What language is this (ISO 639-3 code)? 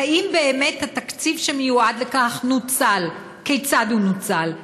heb